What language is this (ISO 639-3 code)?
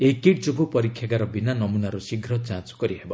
ori